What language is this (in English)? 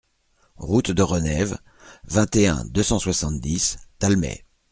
French